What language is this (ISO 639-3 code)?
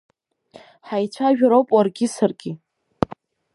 abk